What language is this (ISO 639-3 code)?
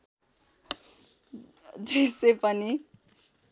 nep